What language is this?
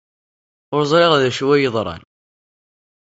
Kabyle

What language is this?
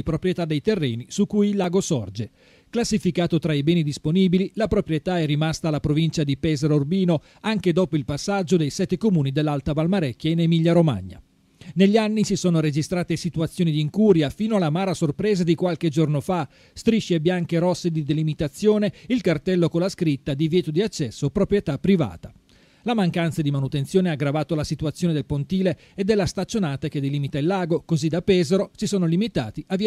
Italian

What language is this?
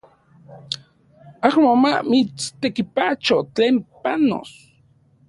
Central Puebla Nahuatl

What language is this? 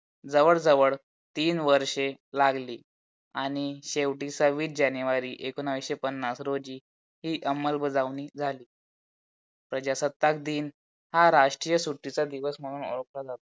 Marathi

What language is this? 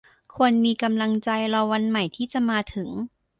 Thai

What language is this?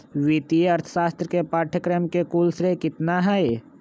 Magahi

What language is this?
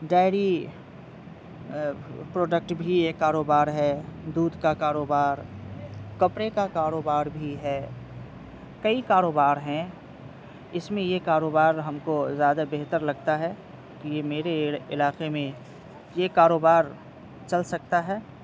Urdu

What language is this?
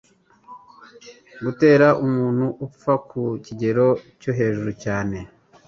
Kinyarwanda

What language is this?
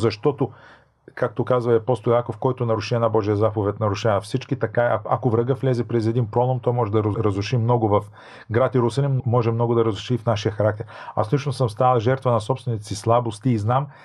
Bulgarian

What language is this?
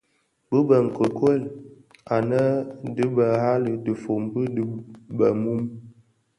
Bafia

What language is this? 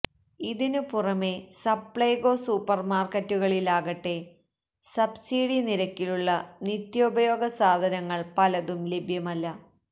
Malayalam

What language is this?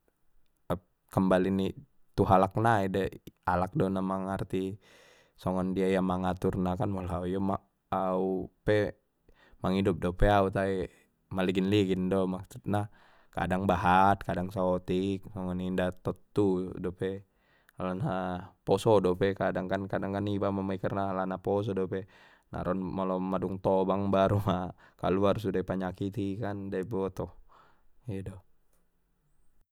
Batak Mandailing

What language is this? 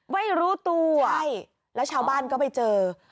Thai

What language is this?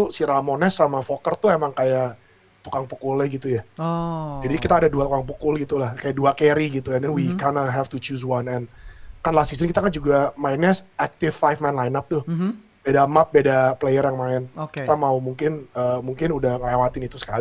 Indonesian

